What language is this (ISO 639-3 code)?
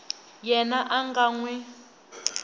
tso